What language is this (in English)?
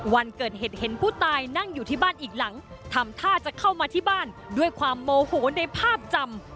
Thai